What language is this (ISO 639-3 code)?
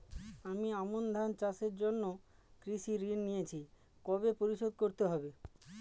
ben